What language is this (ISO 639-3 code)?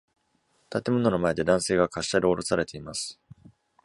jpn